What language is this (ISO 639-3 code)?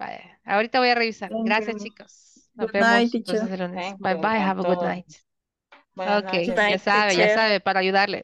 spa